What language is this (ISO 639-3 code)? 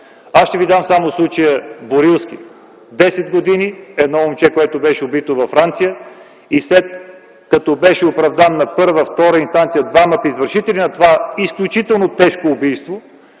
bul